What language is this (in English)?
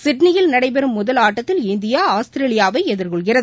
Tamil